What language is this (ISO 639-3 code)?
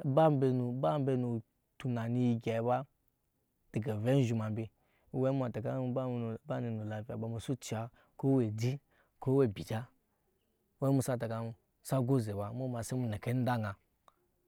yes